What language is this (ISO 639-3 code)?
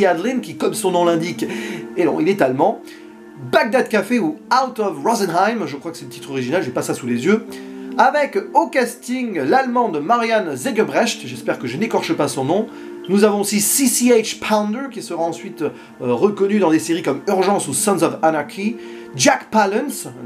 fra